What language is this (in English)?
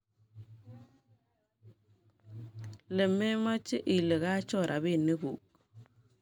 Kalenjin